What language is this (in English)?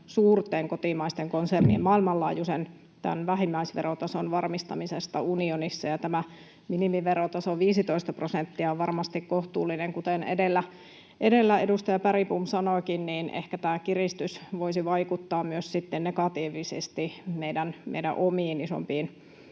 Finnish